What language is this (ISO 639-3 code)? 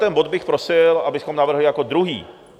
ces